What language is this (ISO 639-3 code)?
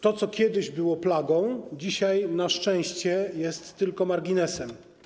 pol